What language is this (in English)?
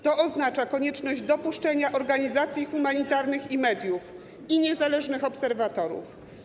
Polish